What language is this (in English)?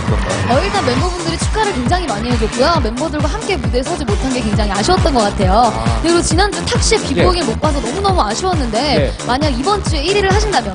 Korean